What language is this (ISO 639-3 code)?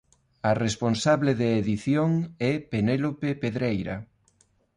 glg